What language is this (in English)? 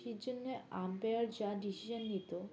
Bangla